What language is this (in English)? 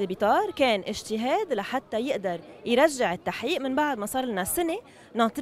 Arabic